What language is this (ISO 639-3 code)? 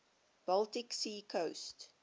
eng